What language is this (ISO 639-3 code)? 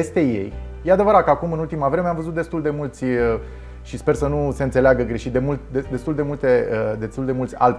ron